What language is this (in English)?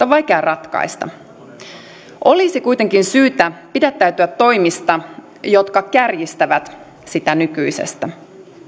Finnish